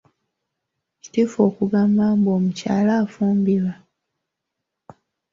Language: Ganda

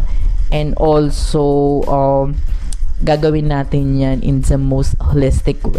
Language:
Filipino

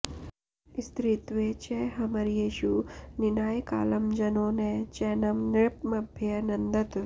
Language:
Sanskrit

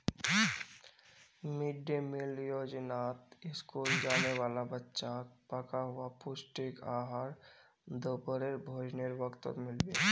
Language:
Magahi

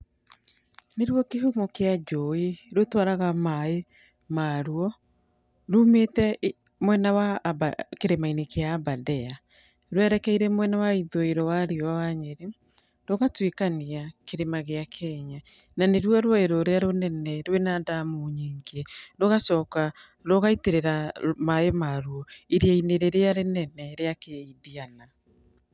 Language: Kikuyu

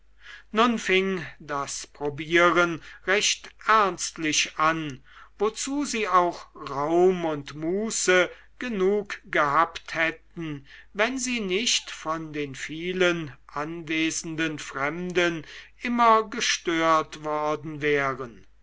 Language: German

